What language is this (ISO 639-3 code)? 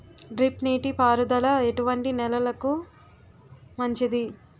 tel